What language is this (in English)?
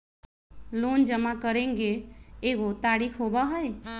Magahi